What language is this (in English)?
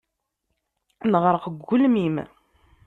Kabyle